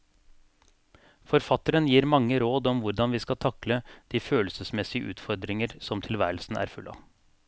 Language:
Norwegian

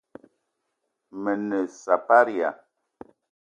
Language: Eton (Cameroon)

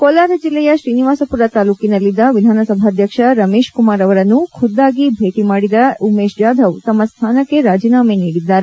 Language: Kannada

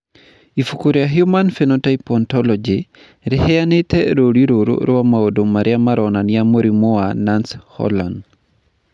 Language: Kikuyu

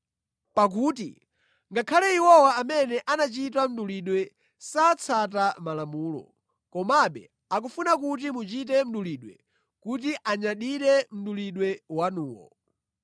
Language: Nyanja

